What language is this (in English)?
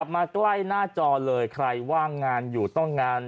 Thai